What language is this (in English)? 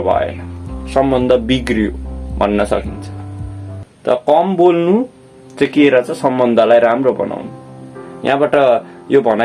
Nepali